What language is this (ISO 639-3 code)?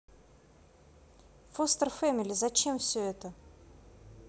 rus